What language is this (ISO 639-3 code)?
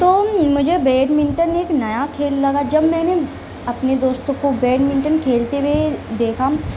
urd